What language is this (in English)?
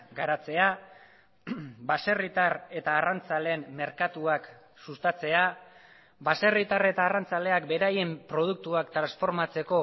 Basque